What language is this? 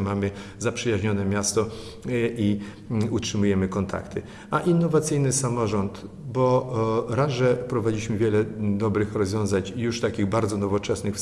Polish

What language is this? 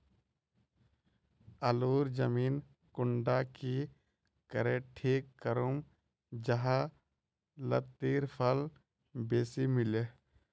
Magahi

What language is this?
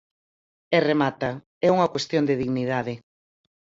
Galician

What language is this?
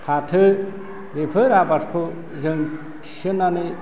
Bodo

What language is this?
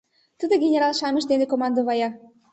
Mari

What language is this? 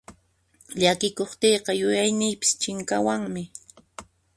Puno Quechua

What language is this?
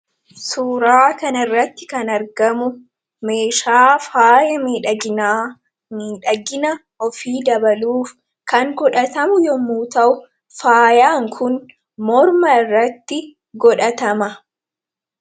Oromo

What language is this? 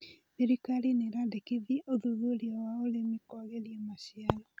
Kikuyu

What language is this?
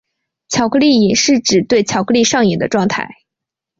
Chinese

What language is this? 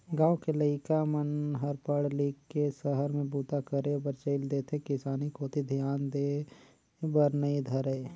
Chhattisgarhi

